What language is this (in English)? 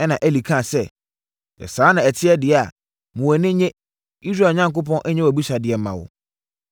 Akan